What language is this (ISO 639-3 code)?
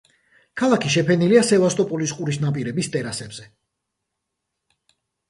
kat